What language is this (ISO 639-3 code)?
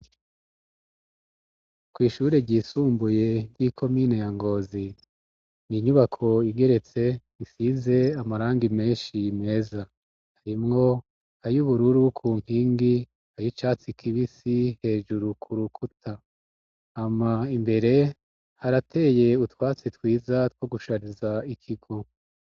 run